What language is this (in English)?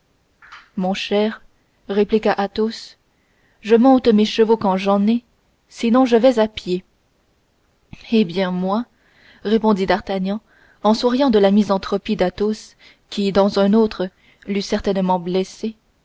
French